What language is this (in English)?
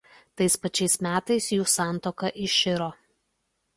Lithuanian